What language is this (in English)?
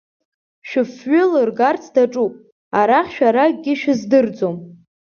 Abkhazian